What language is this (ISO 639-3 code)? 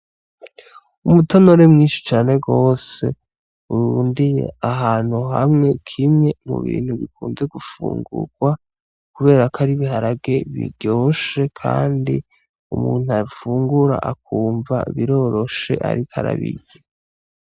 run